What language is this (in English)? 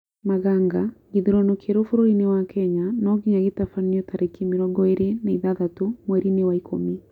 Kikuyu